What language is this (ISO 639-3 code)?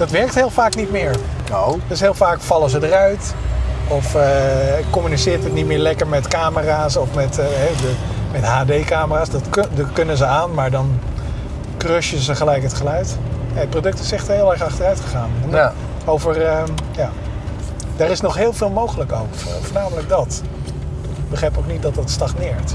nld